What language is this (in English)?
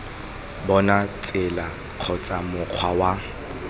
Tswana